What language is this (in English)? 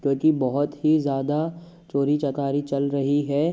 Hindi